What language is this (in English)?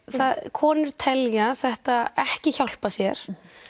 Icelandic